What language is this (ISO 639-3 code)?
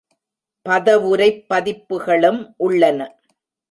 tam